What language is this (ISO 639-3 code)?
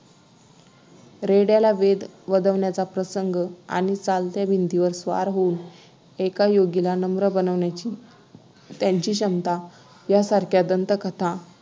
mar